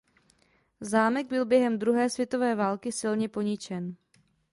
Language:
Czech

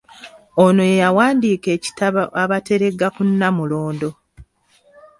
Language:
Ganda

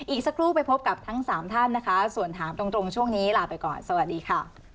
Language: Thai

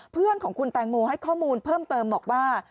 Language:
Thai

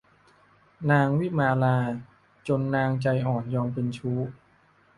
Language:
Thai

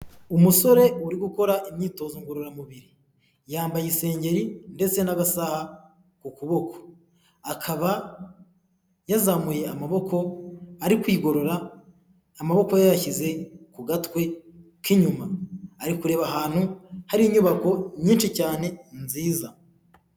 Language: Kinyarwanda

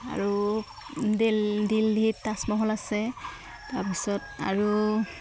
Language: Assamese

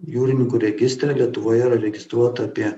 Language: Lithuanian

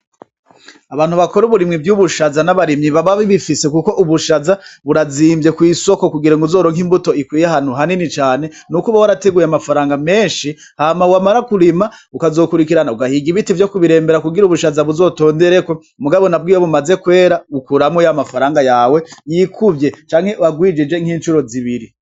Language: Rundi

